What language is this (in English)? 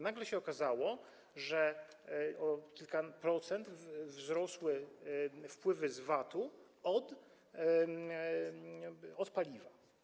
Polish